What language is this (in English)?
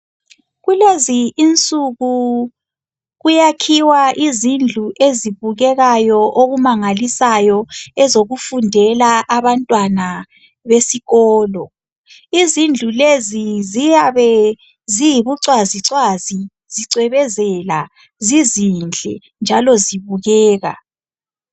North Ndebele